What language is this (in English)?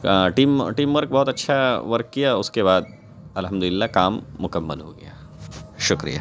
Urdu